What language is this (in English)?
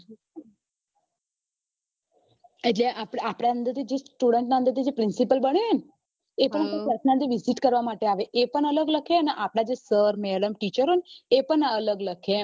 Gujarati